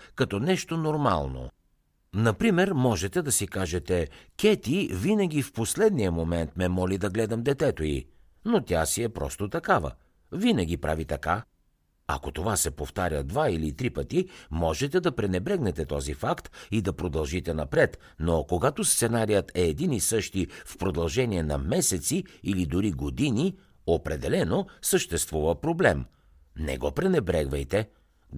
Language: Bulgarian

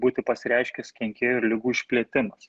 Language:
Lithuanian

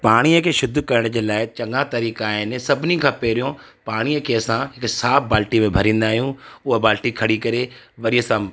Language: Sindhi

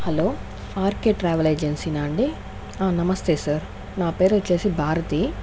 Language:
Telugu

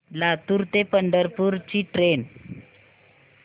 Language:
Marathi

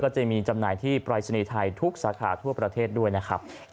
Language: Thai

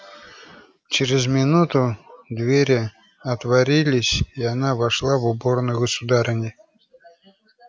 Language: Russian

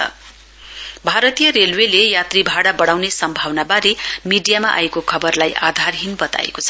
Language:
Nepali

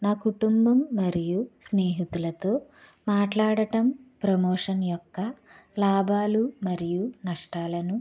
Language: Telugu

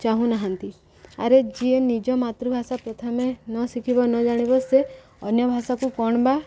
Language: Odia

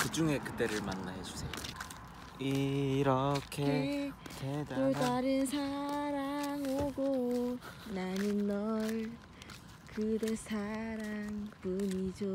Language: Korean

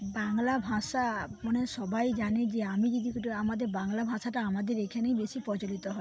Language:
Bangla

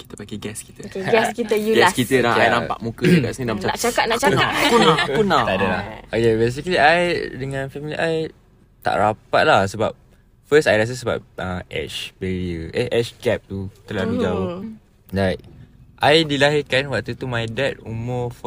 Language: Malay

